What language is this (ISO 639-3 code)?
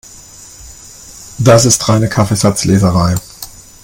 deu